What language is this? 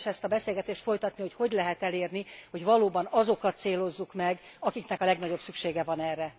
Hungarian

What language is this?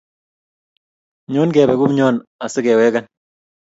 Kalenjin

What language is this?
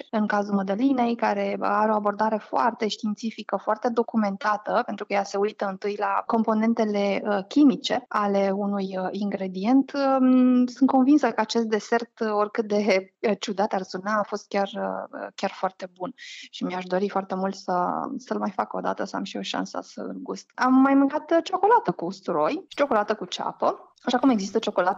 Romanian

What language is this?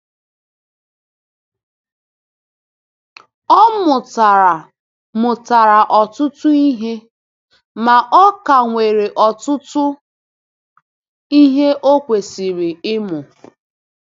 Igbo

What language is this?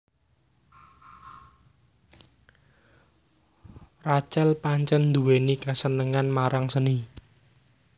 Javanese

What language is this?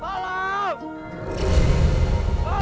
Indonesian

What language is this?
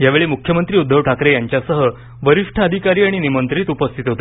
Marathi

